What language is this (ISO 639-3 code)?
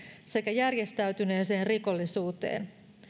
fin